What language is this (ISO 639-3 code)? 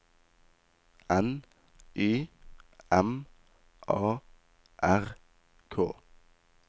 nor